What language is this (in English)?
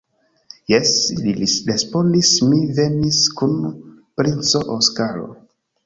Esperanto